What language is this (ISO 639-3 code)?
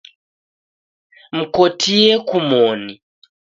dav